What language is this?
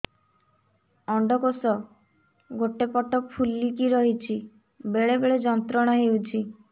Odia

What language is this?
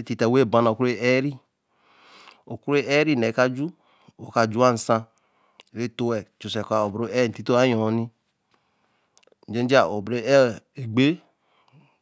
Eleme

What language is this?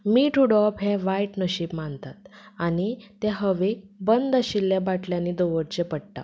Konkani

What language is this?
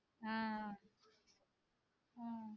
Tamil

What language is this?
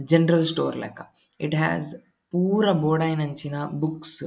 Tulu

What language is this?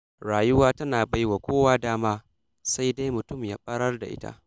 Hausa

